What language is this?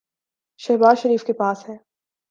Urdu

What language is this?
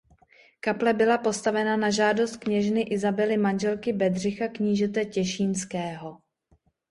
Czech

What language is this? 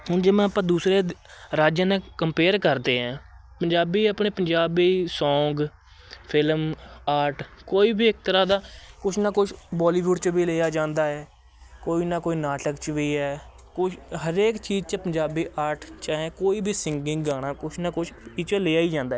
Punjabi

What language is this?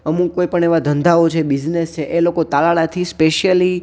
Gujarati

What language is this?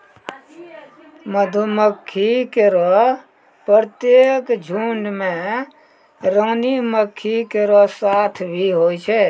Maithili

